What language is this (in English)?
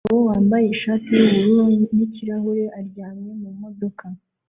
Kinyarwanda